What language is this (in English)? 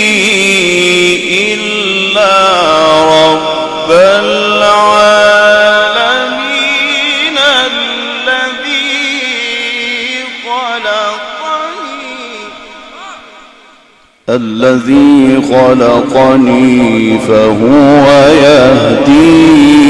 Arabic